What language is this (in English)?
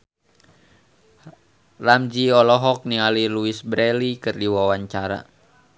Sundanese